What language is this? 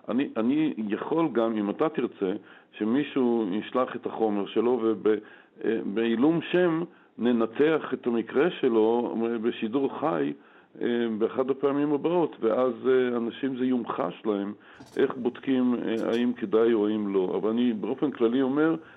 Hebrew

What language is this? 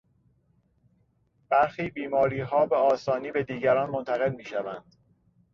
Persian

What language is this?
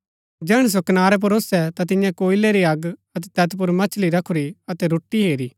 Gaddi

